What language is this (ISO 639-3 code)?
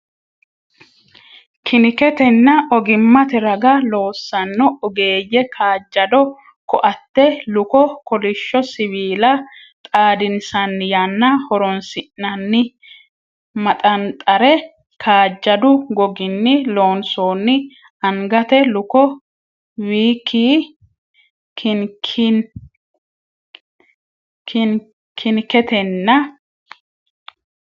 sid